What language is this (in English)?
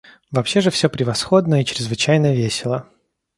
Russian